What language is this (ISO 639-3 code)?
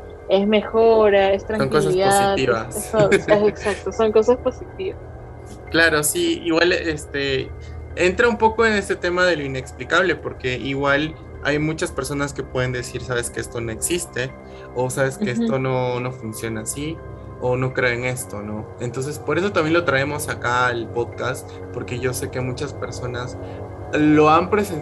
spa